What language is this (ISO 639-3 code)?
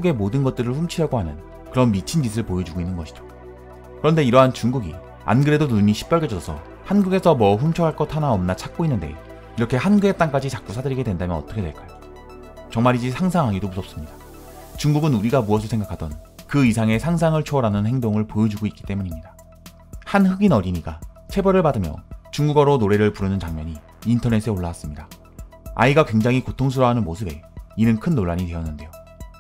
kor